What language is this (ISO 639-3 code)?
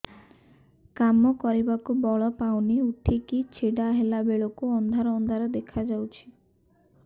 ori